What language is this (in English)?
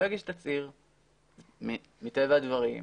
Hebrew